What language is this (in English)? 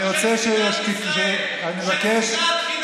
Hebrew